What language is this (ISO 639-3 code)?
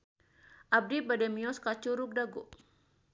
sun